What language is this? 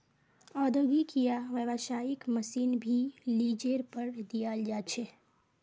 Magahi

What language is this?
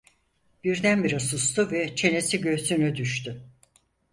Turkish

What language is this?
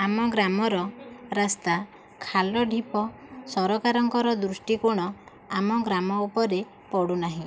Odia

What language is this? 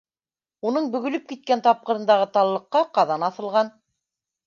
Bashkir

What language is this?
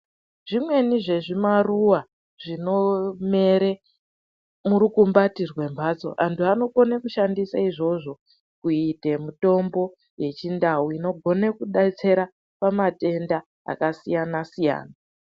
Ndau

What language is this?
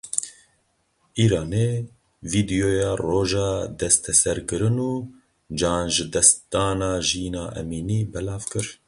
Kurdish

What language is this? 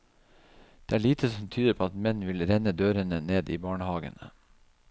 Norwegian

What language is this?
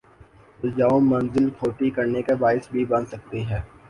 Urdu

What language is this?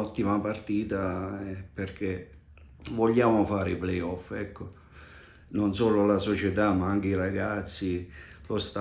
Italian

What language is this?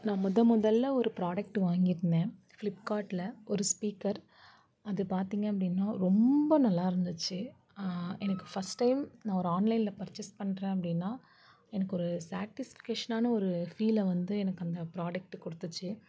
Tamil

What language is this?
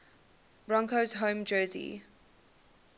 English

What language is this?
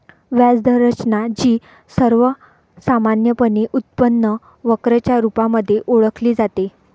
Marathi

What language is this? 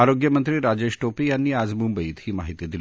Marathi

